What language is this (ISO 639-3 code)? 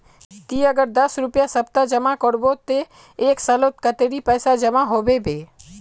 mag